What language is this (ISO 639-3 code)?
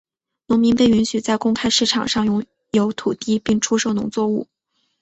zho